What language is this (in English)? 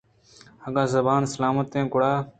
Eastern Balochi